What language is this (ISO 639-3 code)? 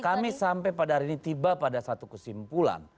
ind